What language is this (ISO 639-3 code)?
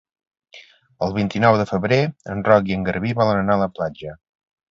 cat